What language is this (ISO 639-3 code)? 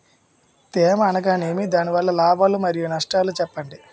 tel